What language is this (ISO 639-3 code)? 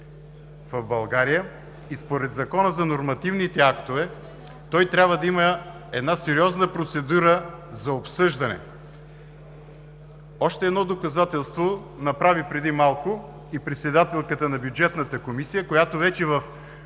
bul